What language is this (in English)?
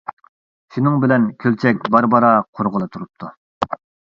Uyghur